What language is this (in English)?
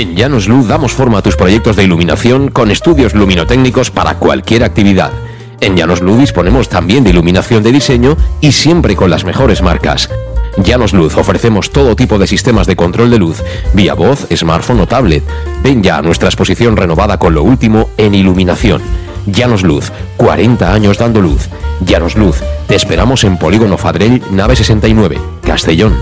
Spanish